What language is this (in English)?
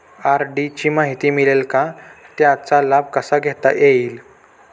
Marathi